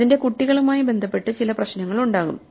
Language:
Malayalam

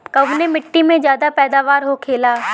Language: Bhojpuri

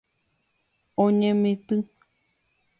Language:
Guarani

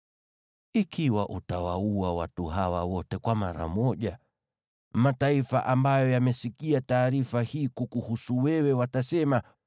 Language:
Swahili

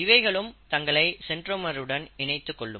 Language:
Tamil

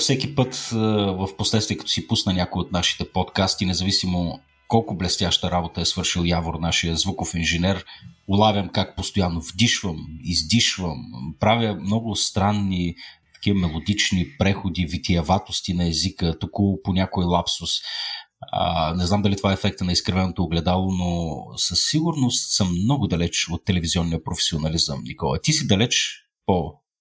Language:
Bulgarian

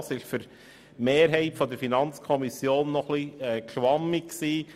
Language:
Swiss German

